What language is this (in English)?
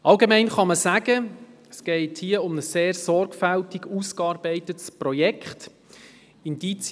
Swiss German